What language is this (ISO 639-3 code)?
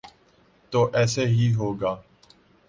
urd